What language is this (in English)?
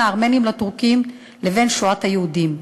Hebrew